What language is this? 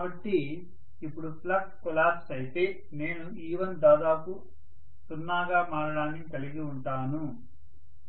Telugu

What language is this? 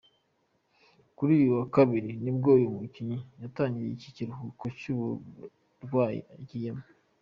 Kinyarwanda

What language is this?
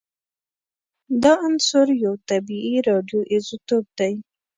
Pashto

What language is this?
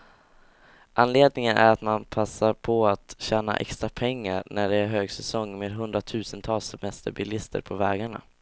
Swedish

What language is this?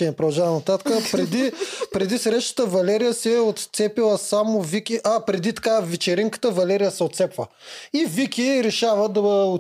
Bulgarian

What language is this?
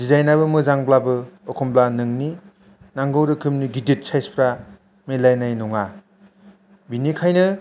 Bodo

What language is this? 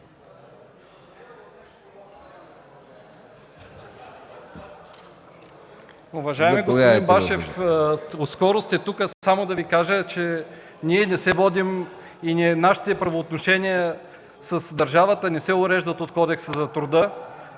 Bulgarian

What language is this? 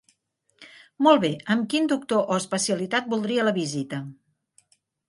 Catalan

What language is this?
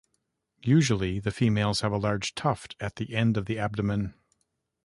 English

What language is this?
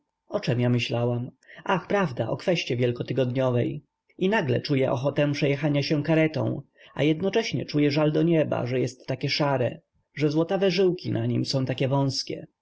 Polish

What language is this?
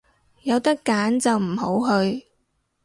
Cantonese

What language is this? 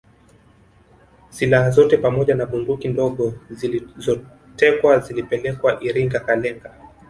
Swahili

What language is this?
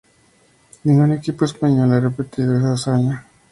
Spanish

